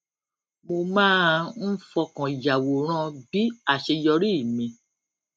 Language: Yoruba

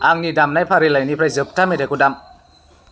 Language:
Bodo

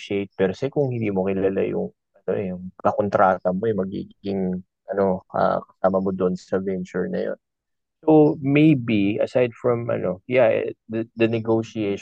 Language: Filipino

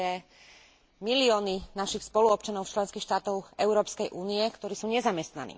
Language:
Slovak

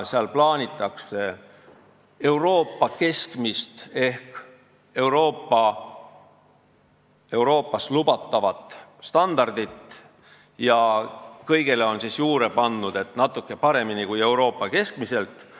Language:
Estonian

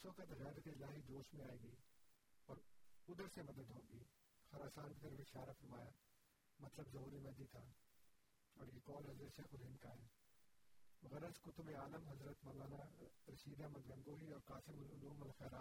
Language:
Urdu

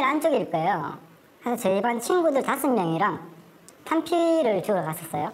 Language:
Korean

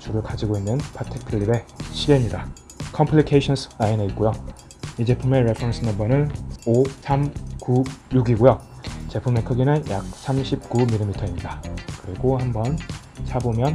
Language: Korean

